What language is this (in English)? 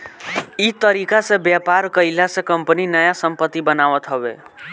Bhojpuri